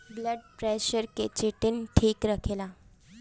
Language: Bhojpuri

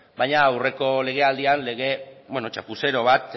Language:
Basque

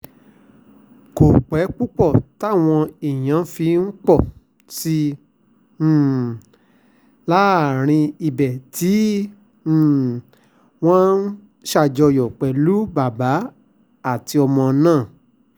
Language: Yoruba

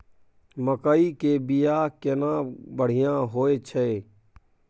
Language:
Maithili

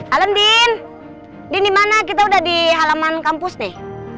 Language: Indonesian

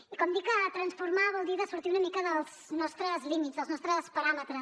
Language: Catalan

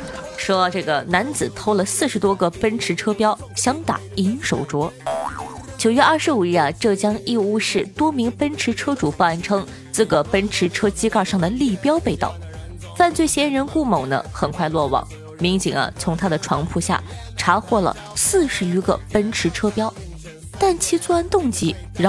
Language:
Chinese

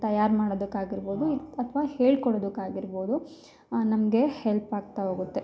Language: Kannada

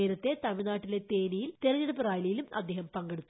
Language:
Malayalam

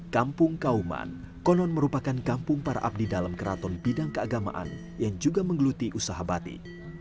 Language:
Indonesian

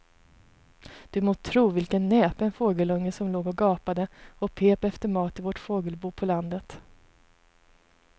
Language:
Swedish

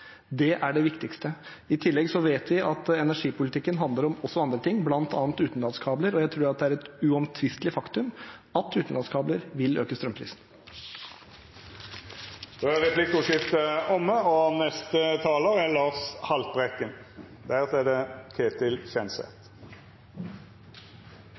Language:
Norwegian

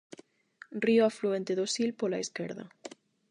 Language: Galician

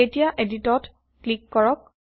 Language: Assamese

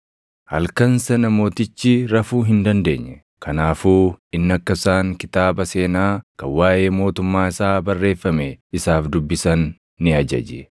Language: Oromo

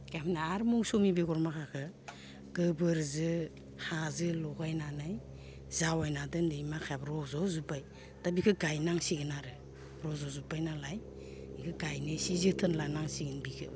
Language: Bodo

